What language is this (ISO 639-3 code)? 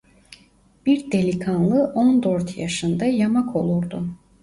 tur